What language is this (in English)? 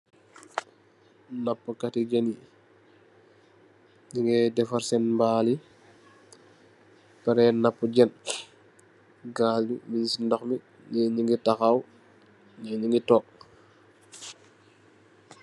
Wolof